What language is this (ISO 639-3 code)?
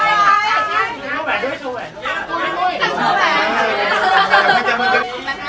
tha